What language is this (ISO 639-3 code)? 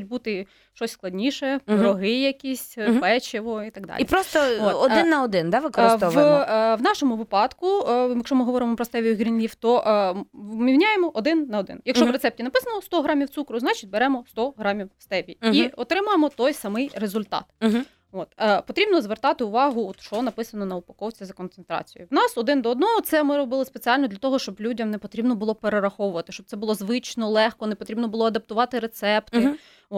ukr